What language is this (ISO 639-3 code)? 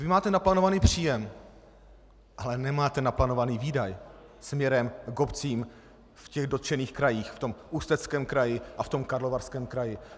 ces